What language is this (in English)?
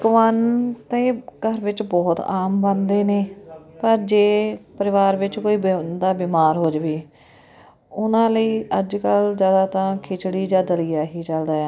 Punjabi